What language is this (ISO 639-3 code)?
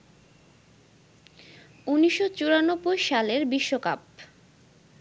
ben